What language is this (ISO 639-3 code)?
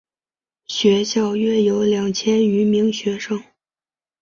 zho